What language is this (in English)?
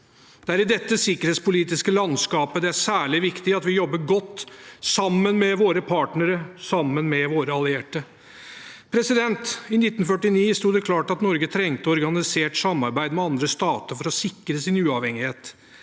Norwegian